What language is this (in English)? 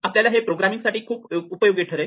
Marathi